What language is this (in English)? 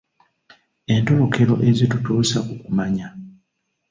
Ganda